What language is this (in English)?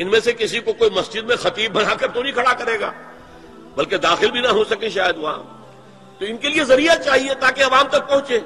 Hindi